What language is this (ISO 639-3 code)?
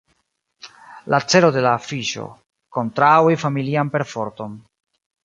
epo